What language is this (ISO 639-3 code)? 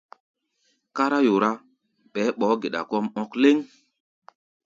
gba